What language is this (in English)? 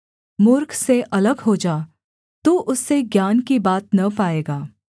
Hindi